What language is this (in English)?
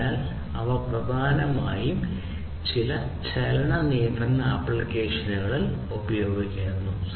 Malayalam